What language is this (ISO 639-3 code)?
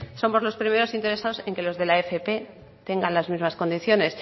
spa